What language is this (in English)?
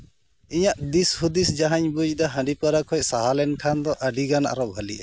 Santali